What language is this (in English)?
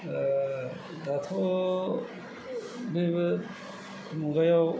Bodo